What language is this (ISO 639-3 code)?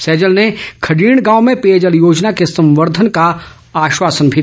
hin